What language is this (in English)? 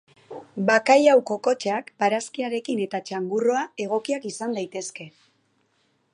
Basque